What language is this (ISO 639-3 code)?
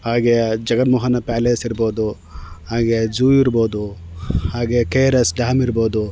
kan